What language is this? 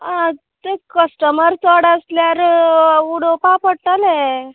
Konkani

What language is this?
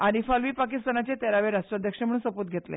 Konkani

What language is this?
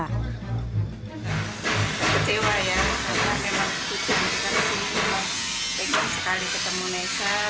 Indonesian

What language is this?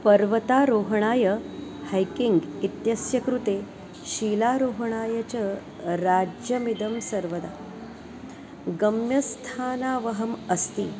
Sanskrit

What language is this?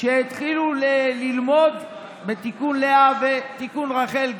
Hebrew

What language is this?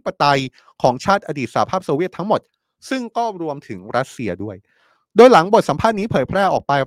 Thai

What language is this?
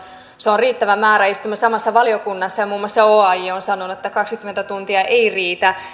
Finnish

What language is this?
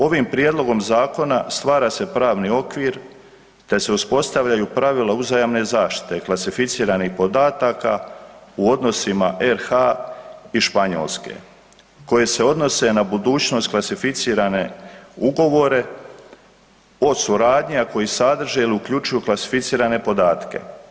Croatian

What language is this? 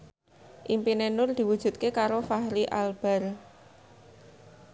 Javanese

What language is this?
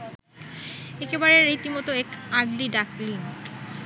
Bangla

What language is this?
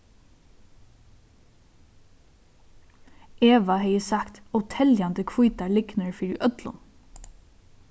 Faroese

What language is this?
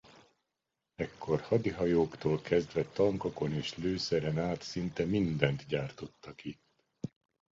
Hungarian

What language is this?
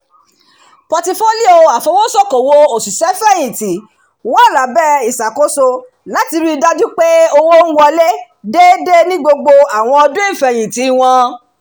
Yoruba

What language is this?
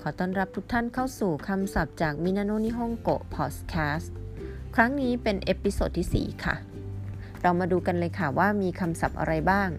Thai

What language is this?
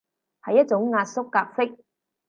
Cantonese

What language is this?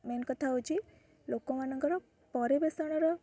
Odia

